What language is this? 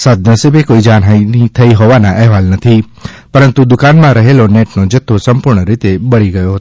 Gujarati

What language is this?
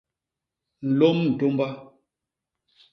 Basaa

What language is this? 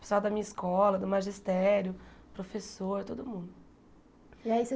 Portuguese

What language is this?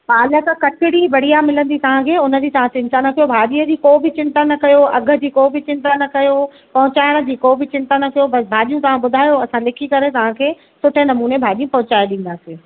Sindhi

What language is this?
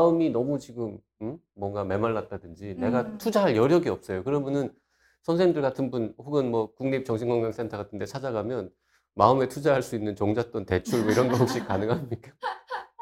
Korean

